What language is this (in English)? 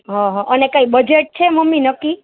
Gujarati